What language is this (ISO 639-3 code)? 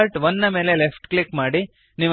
kan